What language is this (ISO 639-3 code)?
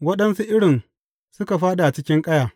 hau